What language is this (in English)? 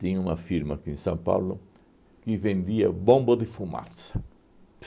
Portuguese